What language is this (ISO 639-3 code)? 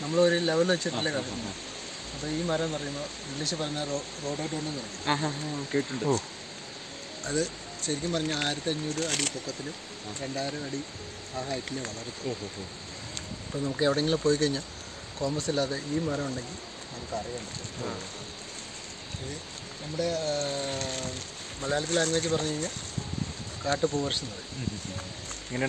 ita